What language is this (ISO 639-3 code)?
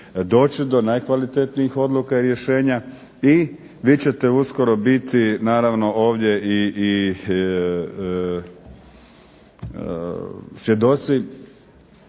hrv